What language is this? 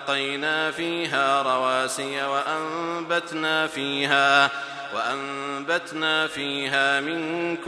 Arabic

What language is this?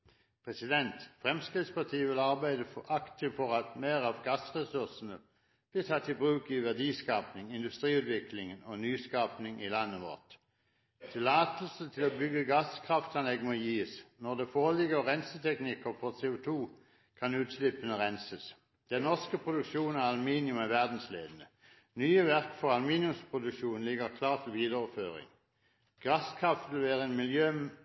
Norwegian Bokmål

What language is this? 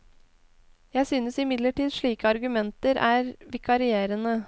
Norwegian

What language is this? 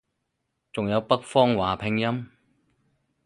Cantonese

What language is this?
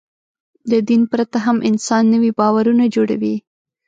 Pashto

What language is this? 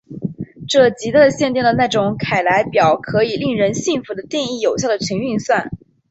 Chinese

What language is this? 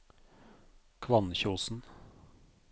Norwegian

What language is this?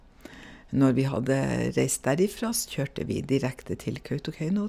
Norwegian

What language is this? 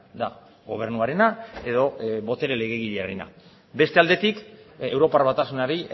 Basque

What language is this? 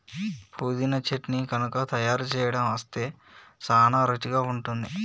Telugu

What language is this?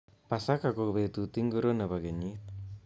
Kalenjin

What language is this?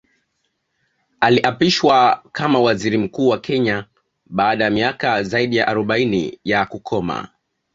Swahili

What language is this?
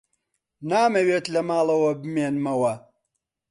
Central Kurdish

